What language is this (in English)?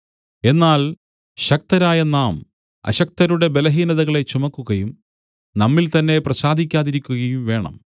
Malayalam